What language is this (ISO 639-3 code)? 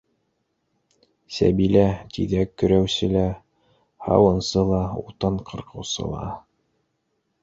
bak